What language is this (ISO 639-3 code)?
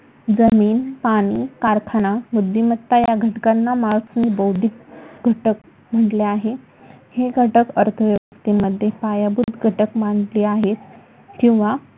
mar